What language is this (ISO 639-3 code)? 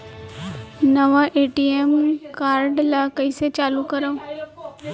hne